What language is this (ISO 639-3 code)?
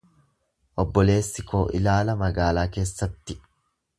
orm